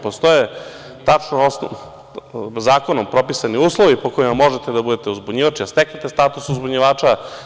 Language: Serbian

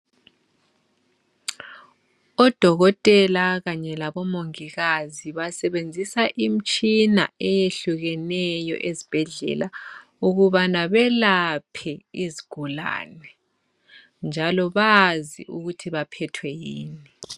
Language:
North Ndebele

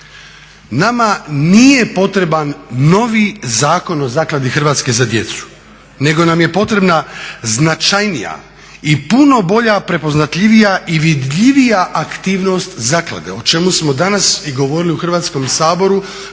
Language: Croatian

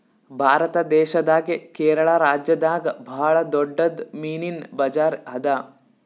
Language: Kannada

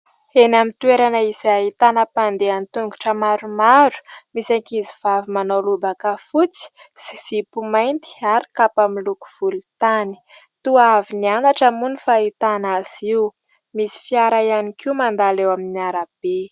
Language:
Malagasy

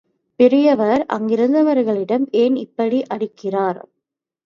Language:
Tamil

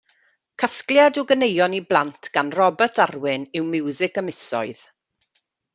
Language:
Welsh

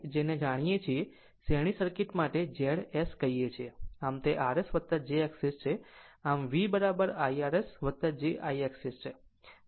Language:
Gujarati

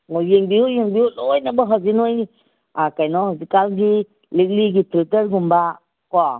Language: Manipuri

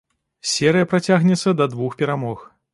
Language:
Belarusian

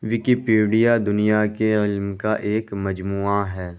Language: Urdu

